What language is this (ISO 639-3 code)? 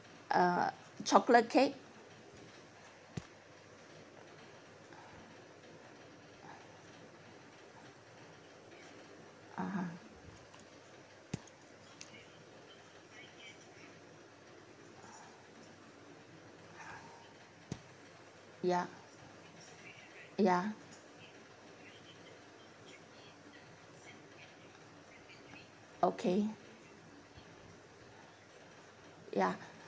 eng